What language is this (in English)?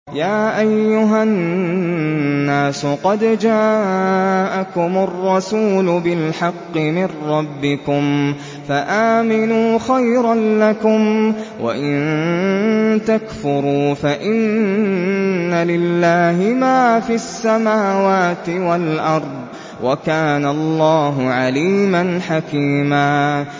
Arabic